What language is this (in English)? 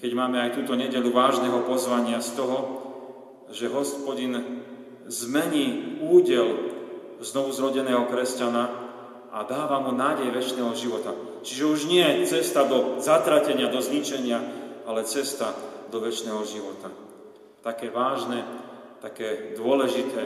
Slovak